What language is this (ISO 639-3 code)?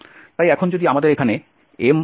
ben